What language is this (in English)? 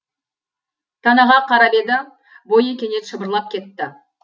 Kazakh